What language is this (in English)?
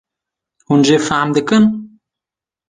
Kurdish